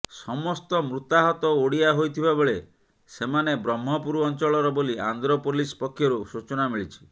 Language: Odia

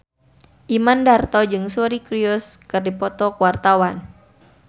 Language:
Sundanese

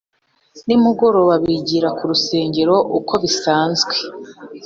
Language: Kinyarwanda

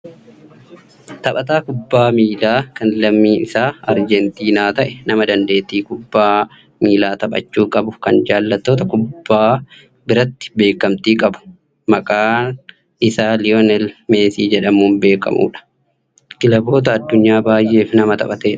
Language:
Oromo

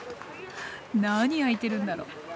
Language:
Japanese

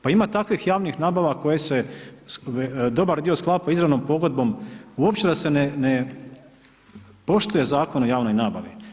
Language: Croatian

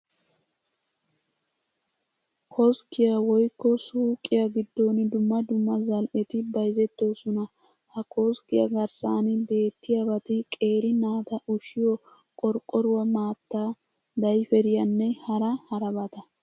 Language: Wolaytta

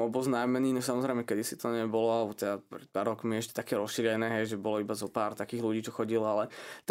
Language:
Slovak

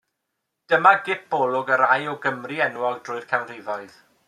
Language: Welsh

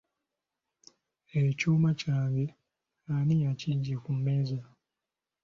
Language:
Ganda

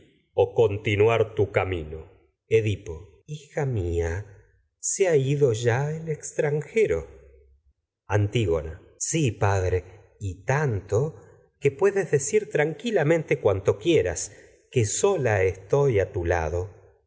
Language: Spanish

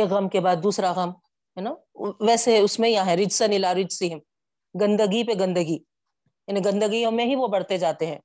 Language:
Urdu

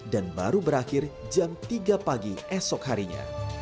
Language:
Indonesian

